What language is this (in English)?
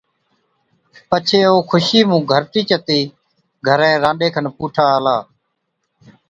Od